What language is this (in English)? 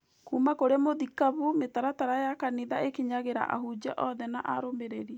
Kikuyu